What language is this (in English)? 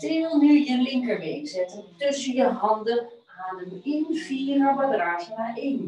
Dutch